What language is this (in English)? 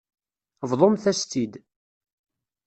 Kabyle